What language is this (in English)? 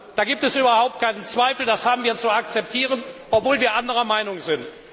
German